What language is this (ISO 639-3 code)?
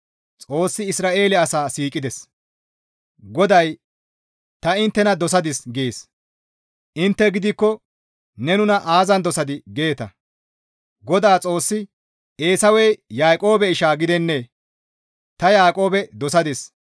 gmv